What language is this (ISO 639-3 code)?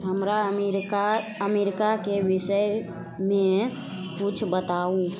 mai